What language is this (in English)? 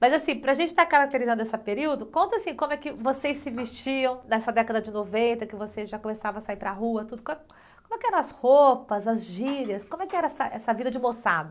Portuguese